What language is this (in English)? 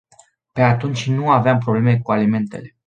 Romanian